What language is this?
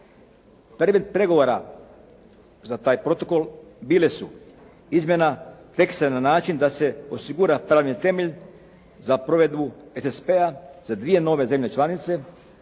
Croatian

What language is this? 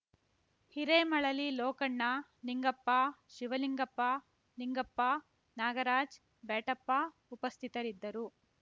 Kannada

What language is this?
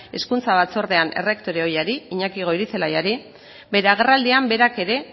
Basque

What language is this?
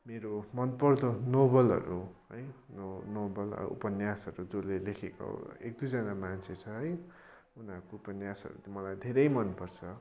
Nepali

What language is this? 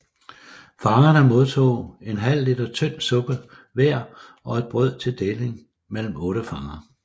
Danish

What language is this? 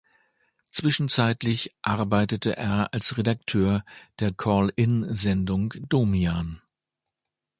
German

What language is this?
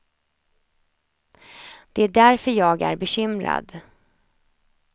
Swedish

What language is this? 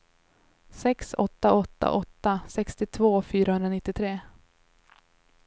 Swedish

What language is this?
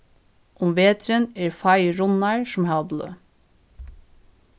Faroese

